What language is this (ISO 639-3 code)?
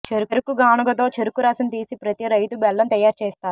tel